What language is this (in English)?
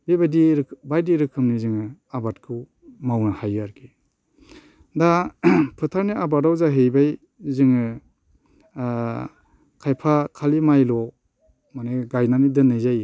Bodo